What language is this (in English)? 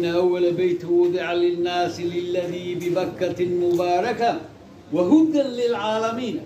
Arabic